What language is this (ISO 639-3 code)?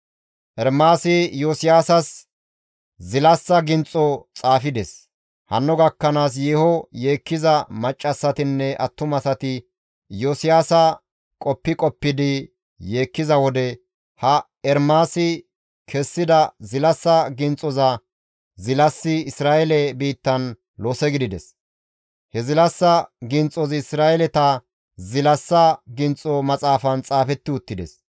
gmv